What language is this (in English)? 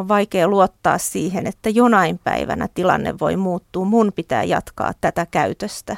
Finnish